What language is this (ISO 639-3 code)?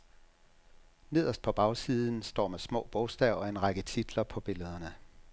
dan